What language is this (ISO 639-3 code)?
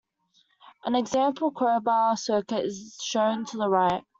eng